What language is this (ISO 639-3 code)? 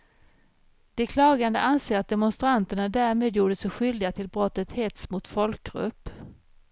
swe